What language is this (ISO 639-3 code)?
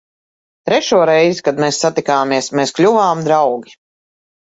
lav